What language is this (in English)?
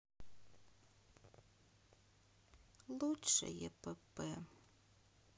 Russian